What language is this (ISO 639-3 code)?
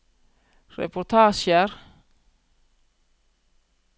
nor